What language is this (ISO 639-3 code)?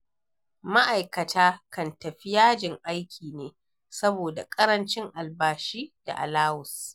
hau